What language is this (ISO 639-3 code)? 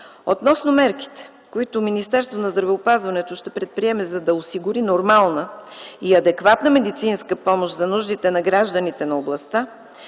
bul